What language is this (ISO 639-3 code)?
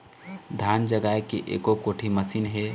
hne